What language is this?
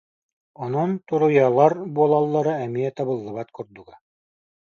Yakut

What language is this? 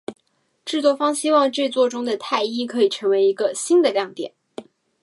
Chinese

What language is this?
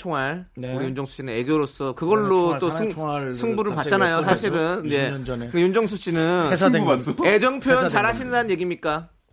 Korean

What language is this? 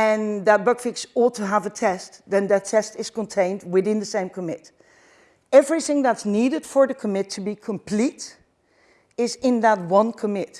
English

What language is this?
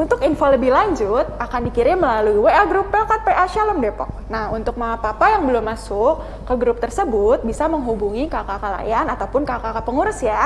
Indonesian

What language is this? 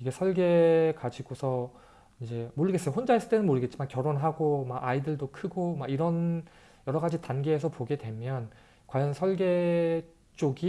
Korean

